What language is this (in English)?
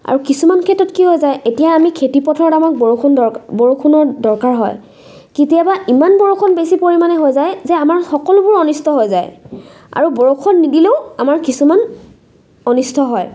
Assamese